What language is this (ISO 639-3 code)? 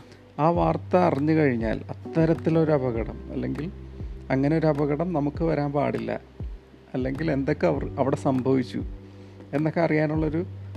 mal